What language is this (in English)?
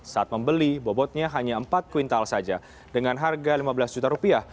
Indonesian